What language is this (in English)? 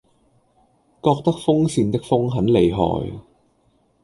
Cantonese